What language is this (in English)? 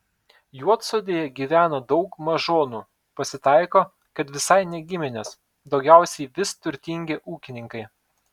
Lithuanian